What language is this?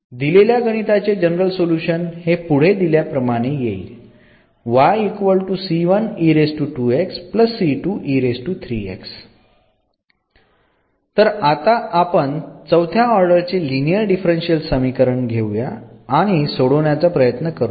Marathi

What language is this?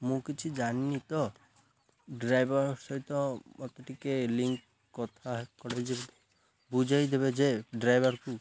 Odia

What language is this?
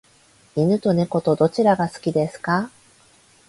Japanese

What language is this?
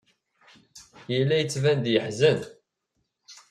Kabyle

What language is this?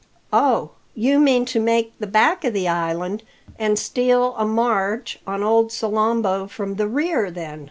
English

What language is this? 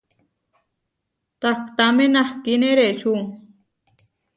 Huarijio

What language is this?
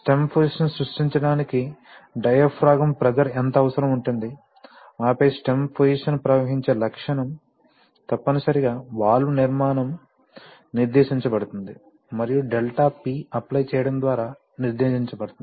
Telugu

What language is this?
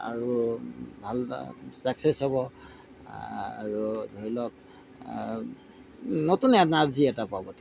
Assamese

